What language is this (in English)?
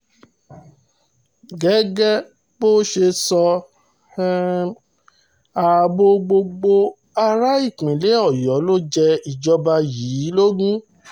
Yoruba